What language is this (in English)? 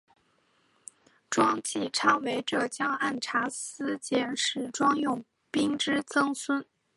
Chinese